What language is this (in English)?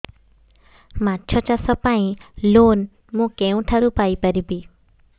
Odia